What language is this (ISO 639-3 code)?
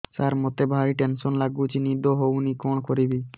ori